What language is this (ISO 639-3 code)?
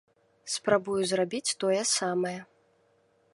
bel